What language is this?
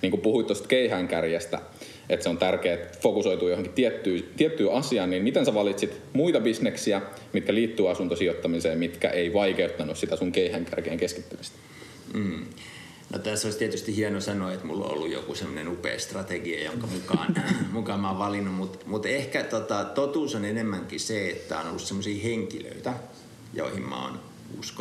Finnish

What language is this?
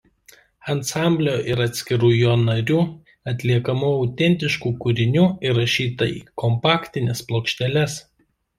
Lithuanian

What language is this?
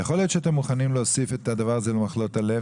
Hebrew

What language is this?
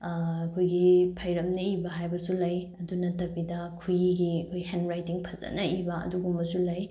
Manipuri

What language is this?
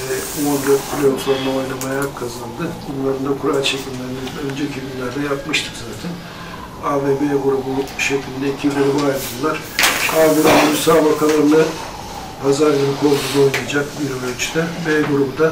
Turkish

